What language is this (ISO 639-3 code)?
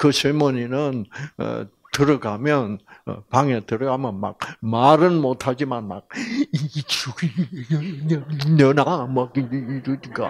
kor